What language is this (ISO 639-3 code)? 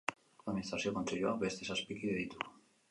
eus